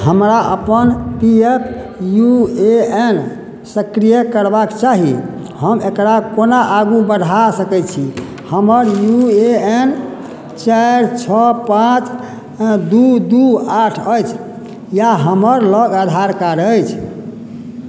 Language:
Maithili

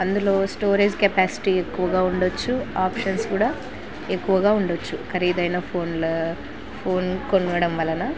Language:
Telugu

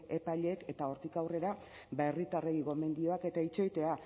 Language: Basque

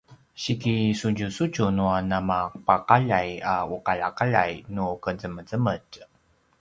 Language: Paiwan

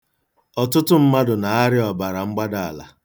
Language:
Igbo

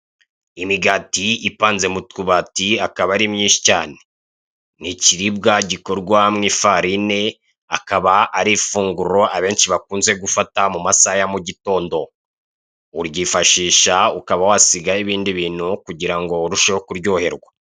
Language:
Kinyarwanda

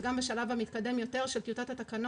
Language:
Hebrew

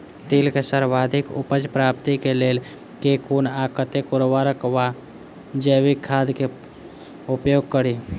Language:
Maithili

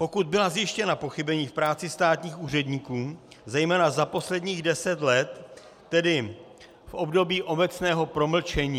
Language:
Czech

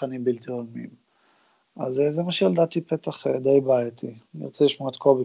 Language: Hebrew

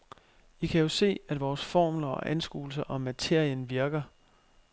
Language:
Danish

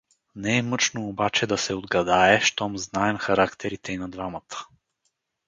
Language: Bulgarian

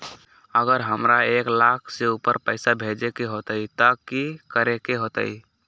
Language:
Magahi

